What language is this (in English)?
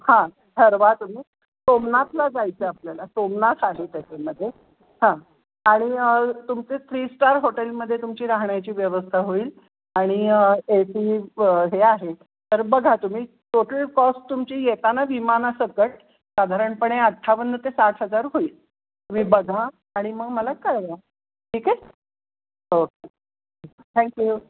Marathi